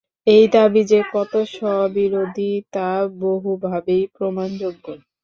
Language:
Bangla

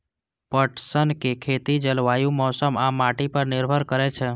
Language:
Maithili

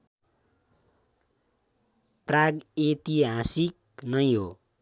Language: Nepali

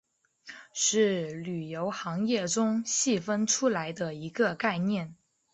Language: Chinese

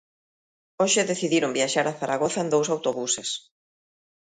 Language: Galician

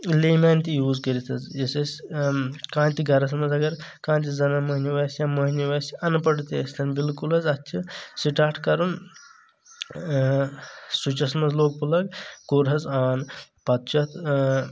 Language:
Kashmiri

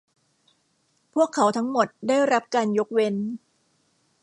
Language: Thai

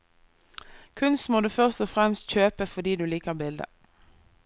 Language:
Norwegian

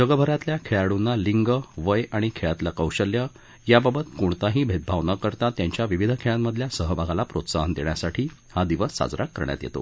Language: Marathi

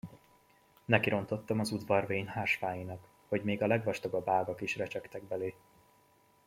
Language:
Hungarian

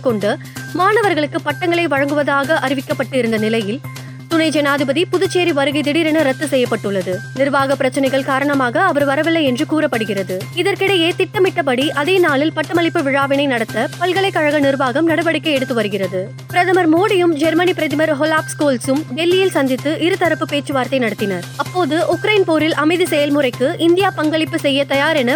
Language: Tamil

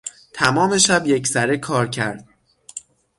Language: Persian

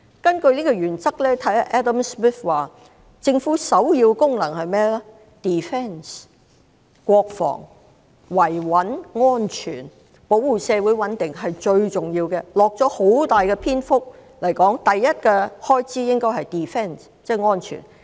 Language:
Cantonese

